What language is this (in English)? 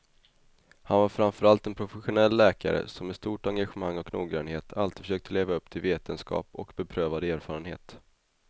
Swedish